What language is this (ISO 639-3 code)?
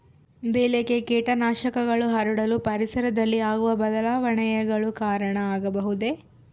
kan